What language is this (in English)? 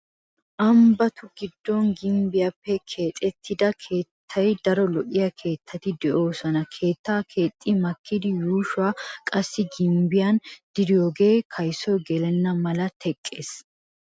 Wolaytta